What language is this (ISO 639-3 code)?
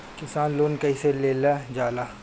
bho